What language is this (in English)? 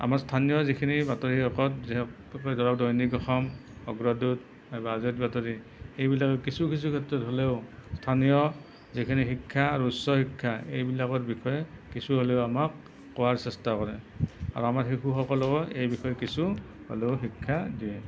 Assamese